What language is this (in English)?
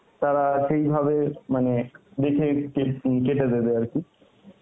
Bangla